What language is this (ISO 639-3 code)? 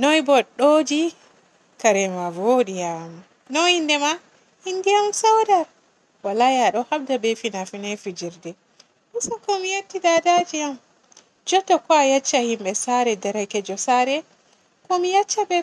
fue